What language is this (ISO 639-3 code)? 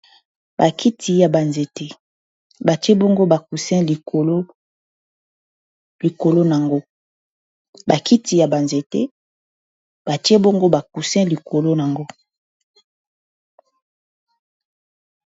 lin